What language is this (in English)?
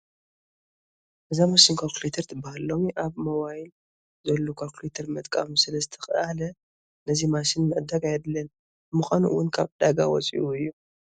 Tigrinya